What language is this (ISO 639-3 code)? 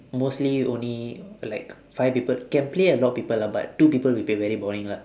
eng